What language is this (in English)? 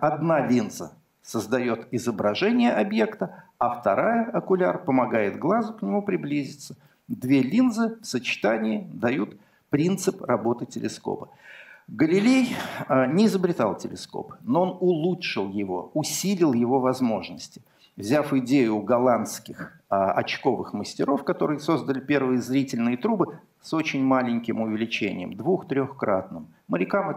Russian